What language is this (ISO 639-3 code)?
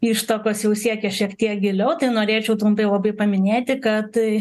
lit